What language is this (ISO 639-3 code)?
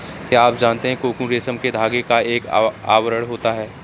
hin